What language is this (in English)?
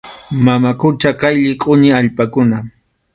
Arequipa-La Unión Quechua